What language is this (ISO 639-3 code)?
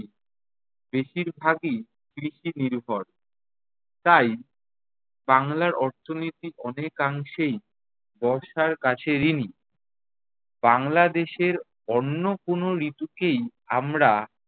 ben